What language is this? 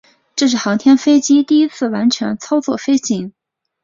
Chinese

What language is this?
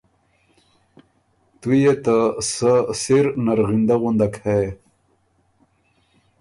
Ormuri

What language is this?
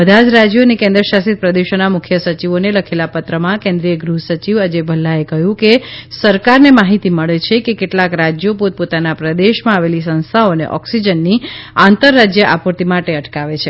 Gujarati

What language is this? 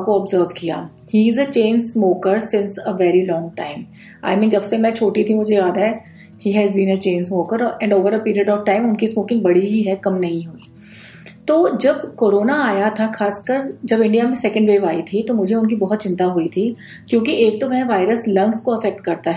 Hindi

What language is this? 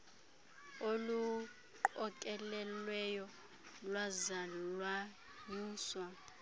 Xhosa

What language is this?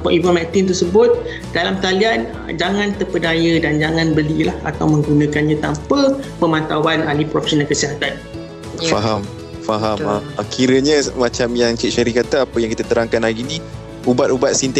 Malay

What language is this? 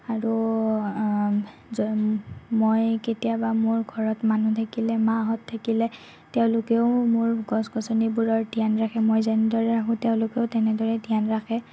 Assamese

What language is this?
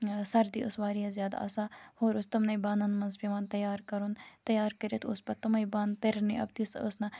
Kashmiri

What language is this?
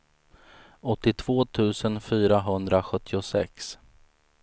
Swedish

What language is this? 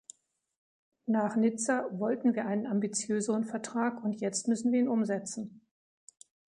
German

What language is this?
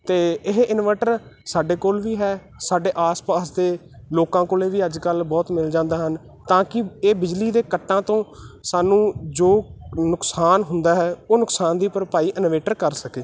Punjabi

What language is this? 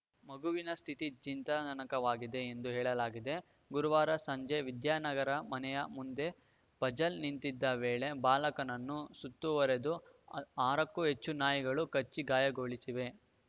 Kannada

